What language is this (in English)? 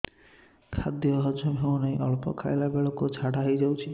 Odia